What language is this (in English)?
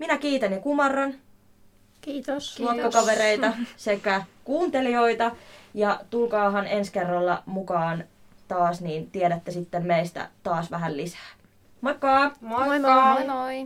Finnish